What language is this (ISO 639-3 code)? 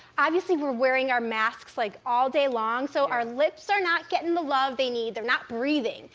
eng